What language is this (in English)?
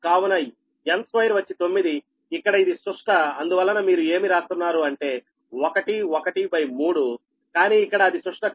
Telugu